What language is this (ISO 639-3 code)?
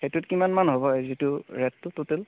asm